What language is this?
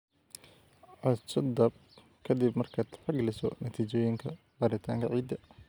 Somali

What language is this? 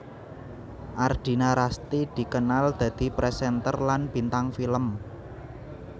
Javanese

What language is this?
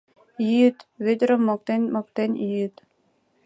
Mari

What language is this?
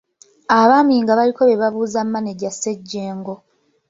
Ganda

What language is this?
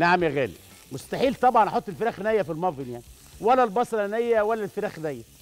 Arabic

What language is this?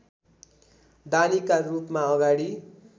Nepali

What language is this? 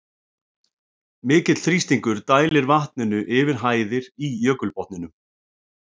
Icelandic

